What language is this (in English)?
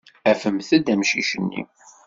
Kabyle